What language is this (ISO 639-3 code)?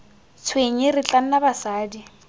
tsn